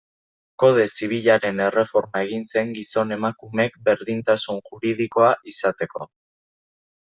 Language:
Basque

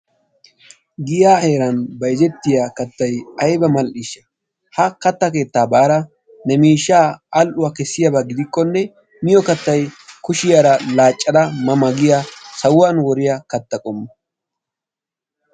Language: Wolaytta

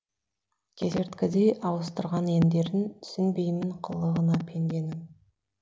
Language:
Kazakh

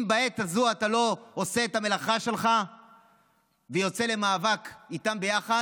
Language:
Hebrew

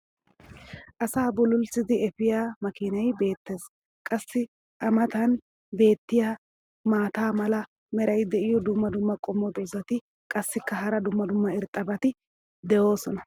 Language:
Wolaytta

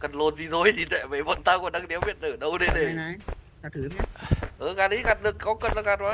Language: Vietnamese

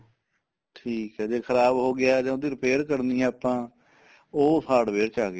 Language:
Punjabi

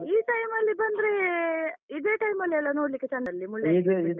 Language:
Kannada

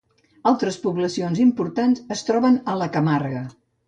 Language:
Catalan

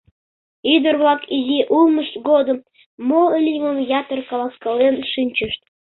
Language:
Mari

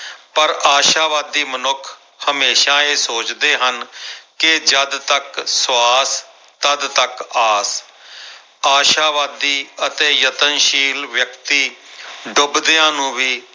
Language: Punjabi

